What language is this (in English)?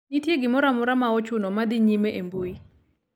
Luo (Kenya and Tanzania)